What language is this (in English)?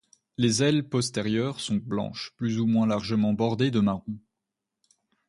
French